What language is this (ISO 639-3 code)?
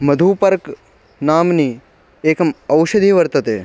san